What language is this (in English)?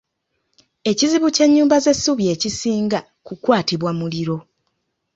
Ganda